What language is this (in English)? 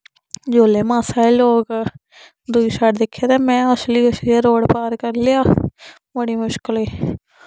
Dogri